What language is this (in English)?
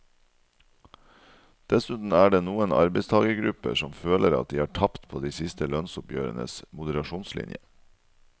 Norwegian